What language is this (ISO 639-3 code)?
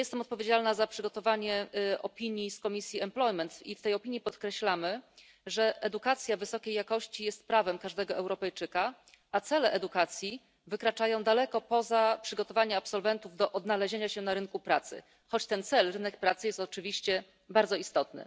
pol